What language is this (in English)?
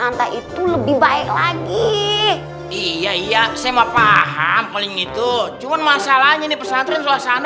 Indonesian